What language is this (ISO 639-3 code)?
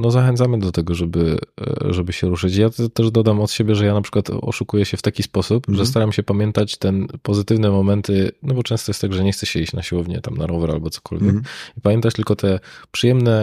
pol